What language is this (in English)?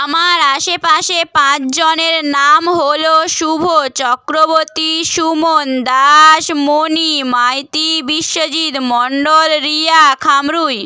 Bangla